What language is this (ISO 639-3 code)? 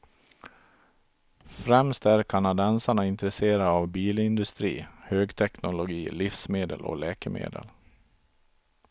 swe